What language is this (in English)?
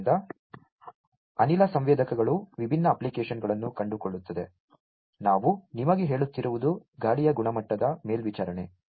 Kannada